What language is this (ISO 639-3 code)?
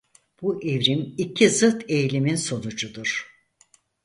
tur